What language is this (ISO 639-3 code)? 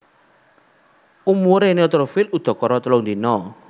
jav